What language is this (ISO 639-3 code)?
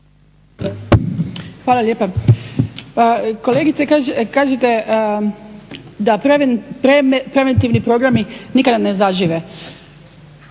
hrv